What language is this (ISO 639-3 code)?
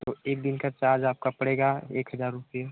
hin